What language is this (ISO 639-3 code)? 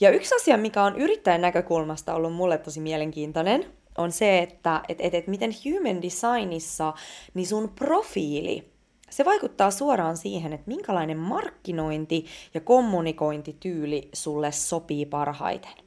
fin